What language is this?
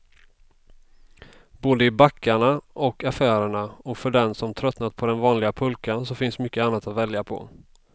Swedish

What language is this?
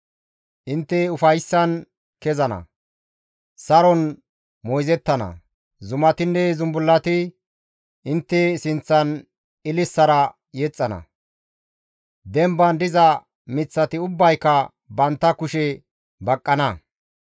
Gamo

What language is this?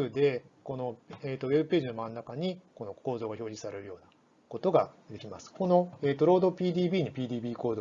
Japanese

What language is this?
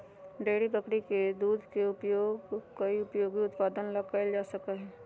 Magahi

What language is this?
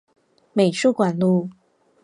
Chinese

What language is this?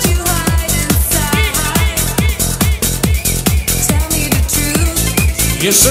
Polish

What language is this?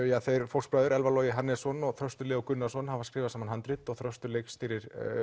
Icelandic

